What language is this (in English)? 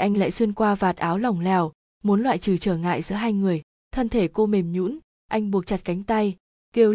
Vietnamese